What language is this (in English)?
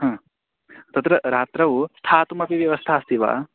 Sanskrit